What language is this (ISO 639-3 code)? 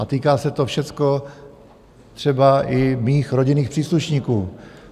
ces